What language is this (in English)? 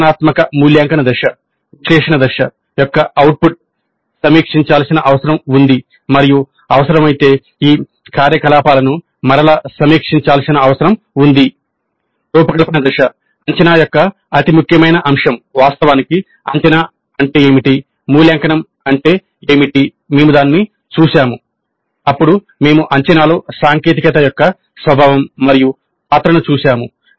Telugu